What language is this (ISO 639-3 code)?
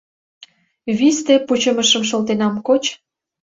chm